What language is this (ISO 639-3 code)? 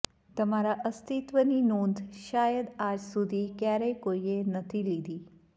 guj